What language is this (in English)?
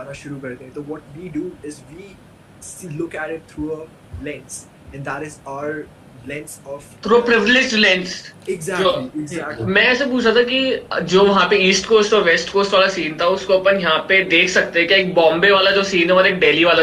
Hindi